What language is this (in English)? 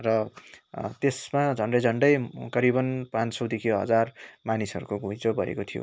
Nepali